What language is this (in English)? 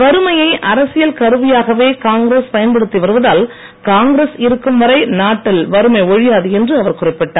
Tamil